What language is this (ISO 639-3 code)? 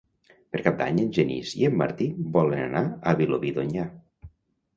cat